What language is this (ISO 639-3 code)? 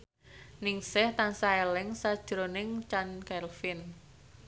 jav